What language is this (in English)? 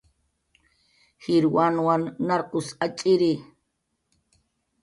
Jaqaru